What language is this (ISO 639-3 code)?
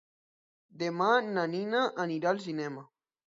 cat